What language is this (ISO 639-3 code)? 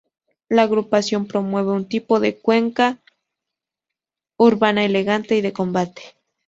spa